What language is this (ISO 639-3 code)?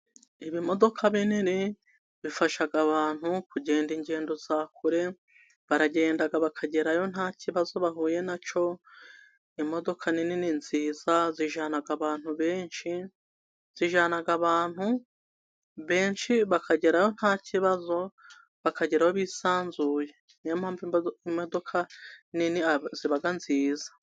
kin